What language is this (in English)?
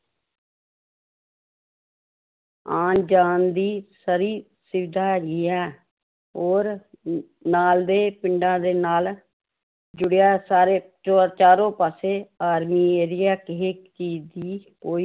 Punjabi